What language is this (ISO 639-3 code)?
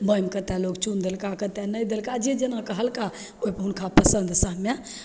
mai